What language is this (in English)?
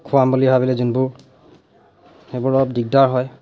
Assamese